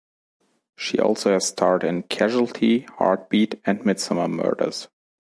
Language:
English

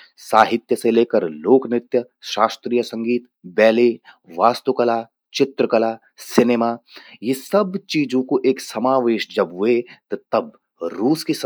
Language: Garhwali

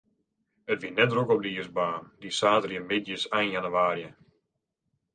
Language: Western Frisian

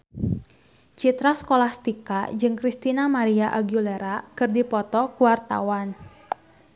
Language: Sundanese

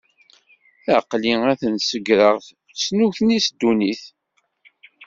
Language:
Kabyle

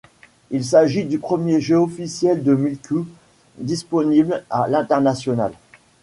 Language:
French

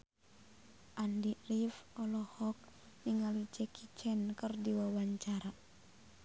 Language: Sundanese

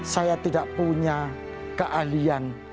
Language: Indonesian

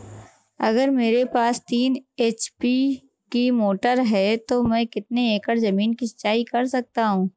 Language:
Hindi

